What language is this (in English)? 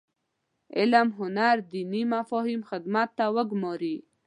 Pashto